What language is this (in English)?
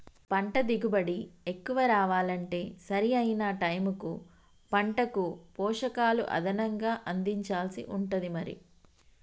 Telugu